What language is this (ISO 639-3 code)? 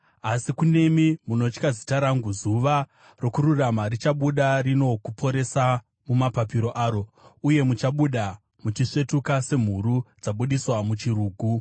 sna